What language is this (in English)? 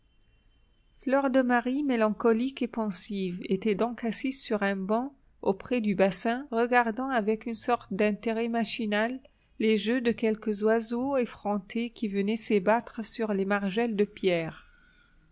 French